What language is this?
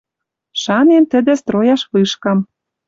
Western Mari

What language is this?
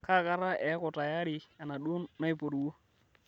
Masai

